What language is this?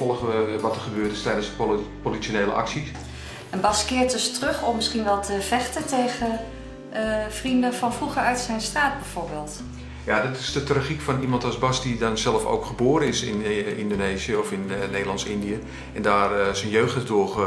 Dutch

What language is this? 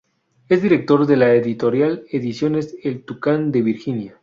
Spanish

